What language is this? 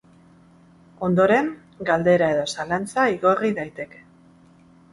Basque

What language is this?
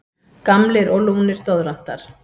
Icelandic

